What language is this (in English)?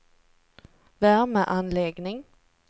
Swedish